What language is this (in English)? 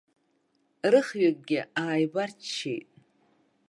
Abkhazian